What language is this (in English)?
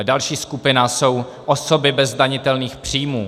Czech